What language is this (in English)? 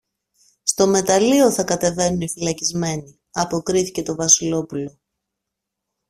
Greek